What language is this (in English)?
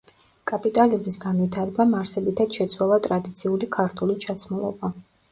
Georgian